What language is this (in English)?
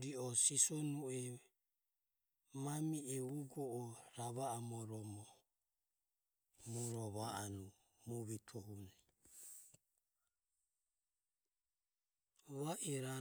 Ömie